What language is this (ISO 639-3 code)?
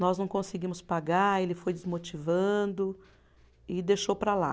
por